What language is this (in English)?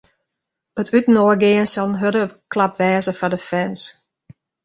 Western Frisian